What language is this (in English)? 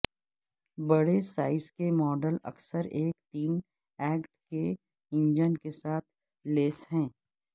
Urdu